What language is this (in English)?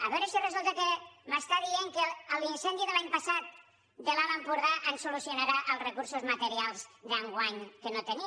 Catalan